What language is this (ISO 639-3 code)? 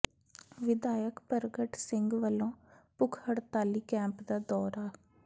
pan